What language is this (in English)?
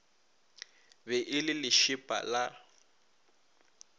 Northern Sotho